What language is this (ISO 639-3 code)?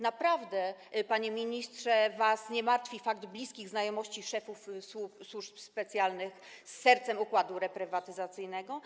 pol